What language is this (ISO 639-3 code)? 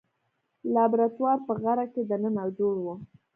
pus